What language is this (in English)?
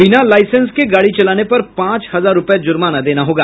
Hindi